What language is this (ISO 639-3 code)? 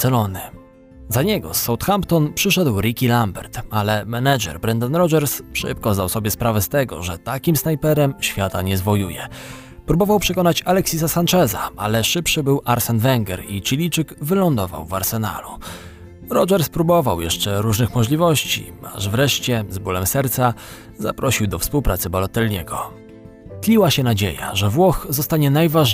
pol